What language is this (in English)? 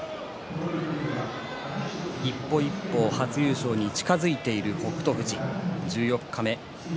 Japanese